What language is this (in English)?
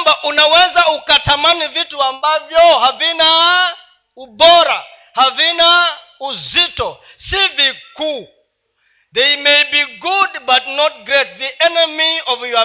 Swahili